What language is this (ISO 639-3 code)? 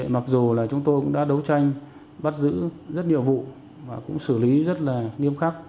vie